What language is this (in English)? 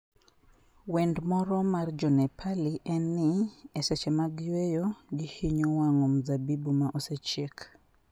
Luo (Kenya and Tanzania)